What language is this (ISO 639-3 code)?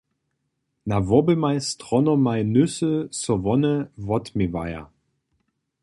hsb